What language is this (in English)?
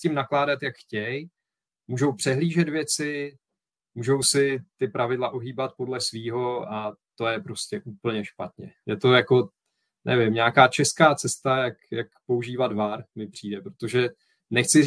Czech